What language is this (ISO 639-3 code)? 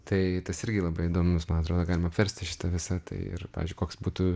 lit